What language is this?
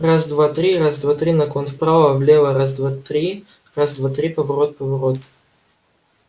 Russian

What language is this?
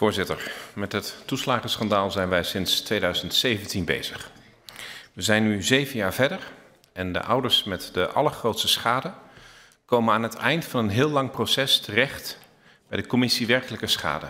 Dutch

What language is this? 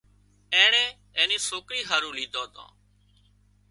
Wadiyara Koli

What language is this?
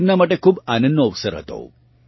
Gujarati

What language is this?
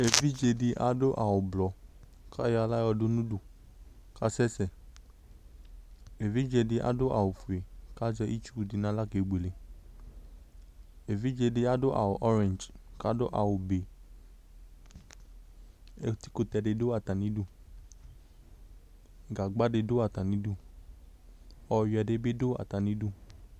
Ikposo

